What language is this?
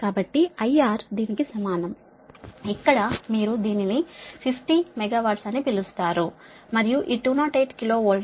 Telugu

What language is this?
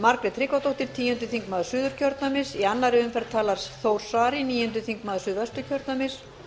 Icelandic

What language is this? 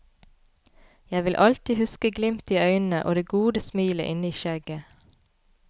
Norwegian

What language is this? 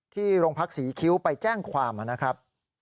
Thai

